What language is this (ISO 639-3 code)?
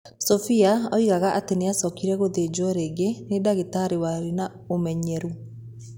kik